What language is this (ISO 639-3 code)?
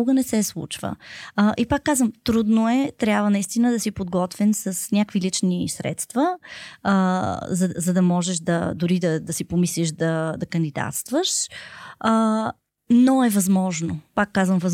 bul